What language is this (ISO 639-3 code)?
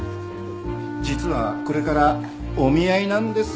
jpn